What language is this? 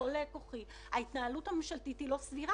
Hebrew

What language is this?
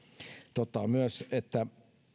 Finnish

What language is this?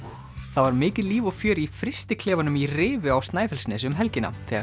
Icelandic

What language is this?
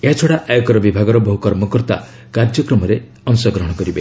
Odia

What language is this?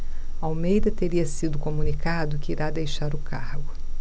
Portuguese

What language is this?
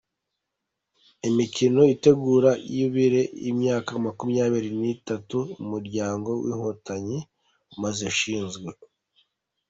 Kinyarwanda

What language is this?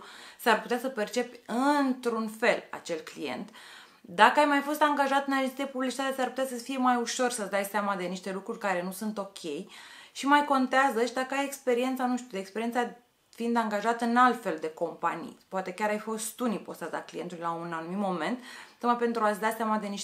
Romanian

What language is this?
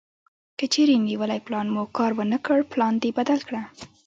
Pashto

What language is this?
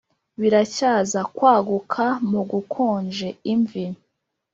Kinyarwanda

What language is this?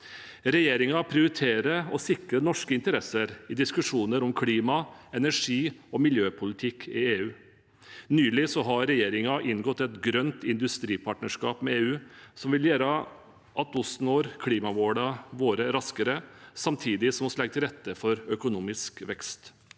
Norwegian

